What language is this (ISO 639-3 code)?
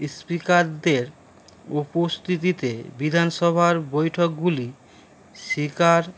ben